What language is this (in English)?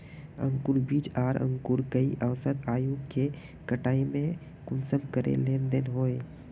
Magahi